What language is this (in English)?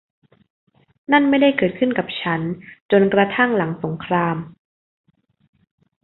Thai